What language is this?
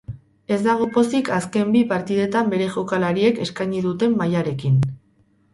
Basque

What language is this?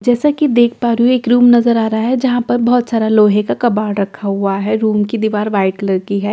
Hindi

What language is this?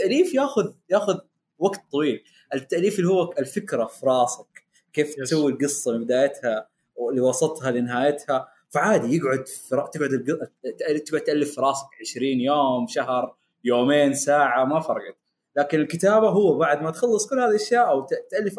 Arabic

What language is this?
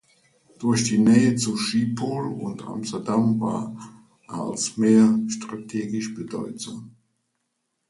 German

